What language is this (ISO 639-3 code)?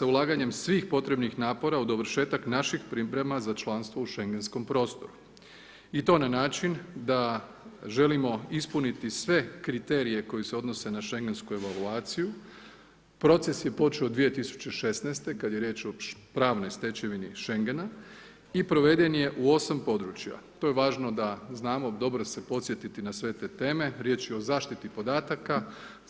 hrv